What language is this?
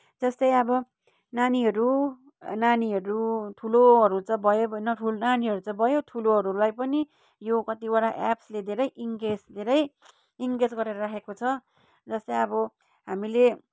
Nepali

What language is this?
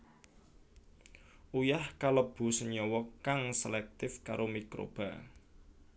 Javanese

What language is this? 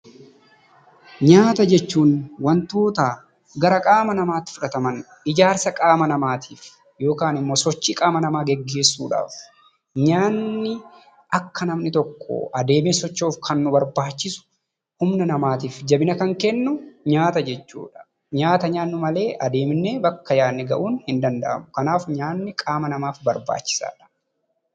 Oromo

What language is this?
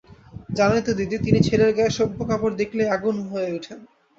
Bangla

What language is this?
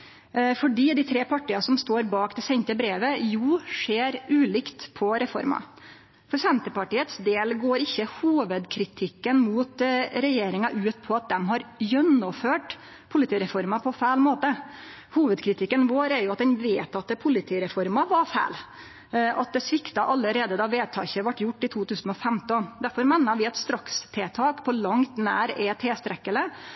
Norwegian Nynorsk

